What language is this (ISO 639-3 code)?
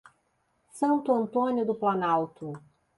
por